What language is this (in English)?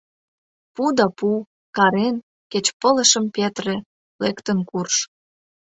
Mari